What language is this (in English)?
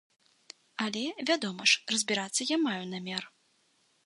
Belarusian